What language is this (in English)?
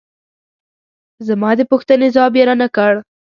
Pashto